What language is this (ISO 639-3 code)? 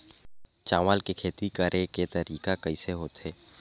hne